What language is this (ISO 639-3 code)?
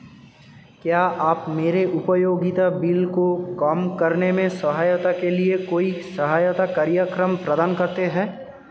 hin